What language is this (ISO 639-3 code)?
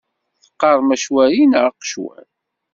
kab